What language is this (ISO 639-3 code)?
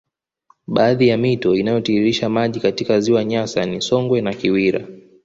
swa